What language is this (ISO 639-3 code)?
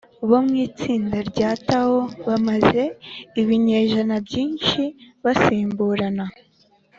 kin